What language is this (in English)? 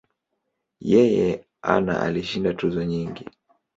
Swahili